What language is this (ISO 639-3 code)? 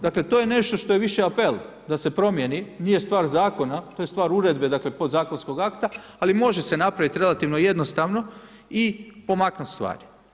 hrv